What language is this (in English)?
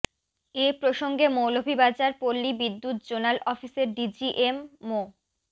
Bangla